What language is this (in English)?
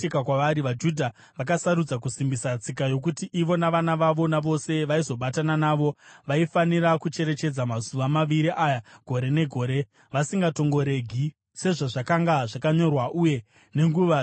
Shona